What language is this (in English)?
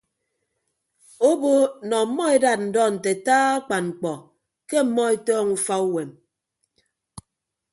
Ibibio